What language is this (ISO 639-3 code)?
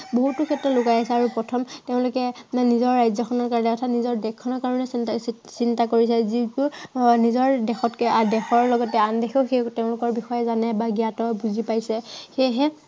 asm